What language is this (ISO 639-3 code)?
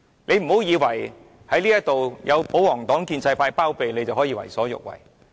yue